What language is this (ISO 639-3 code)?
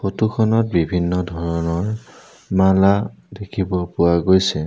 asm